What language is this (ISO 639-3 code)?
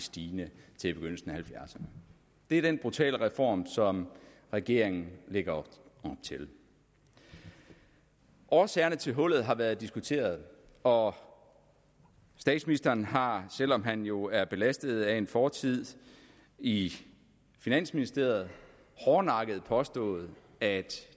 dan